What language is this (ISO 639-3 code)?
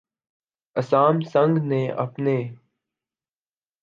urd